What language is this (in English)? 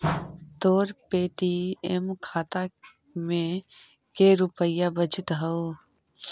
Magahi